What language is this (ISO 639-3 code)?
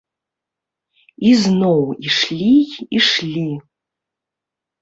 bel